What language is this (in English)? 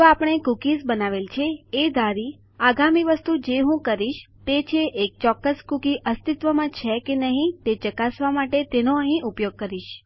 Gujarati